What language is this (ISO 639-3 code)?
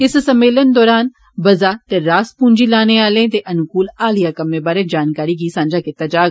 doi